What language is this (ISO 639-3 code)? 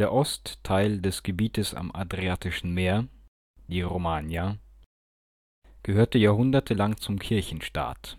deu